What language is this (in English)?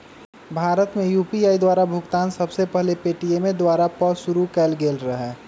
Magahi